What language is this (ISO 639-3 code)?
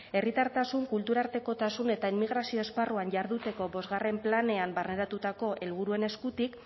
eus